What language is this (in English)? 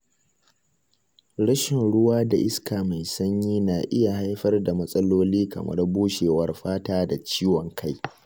Hausa